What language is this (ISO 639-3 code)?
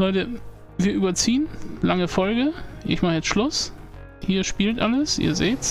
deu